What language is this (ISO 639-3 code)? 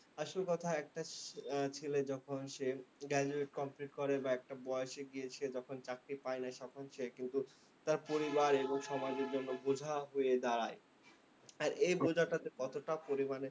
ben